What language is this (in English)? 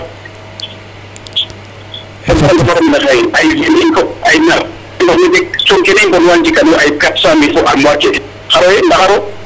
Serer